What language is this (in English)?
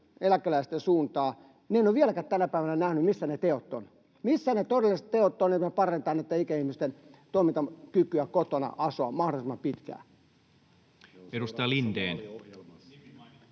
Finnish